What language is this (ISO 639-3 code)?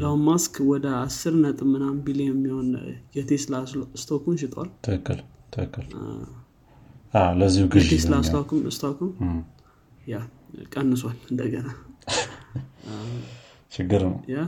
amh